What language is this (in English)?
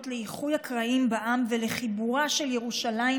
Hebrew